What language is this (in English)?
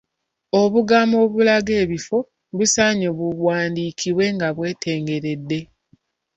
Ganda